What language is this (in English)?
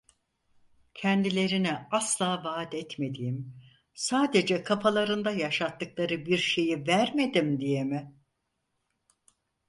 Turkish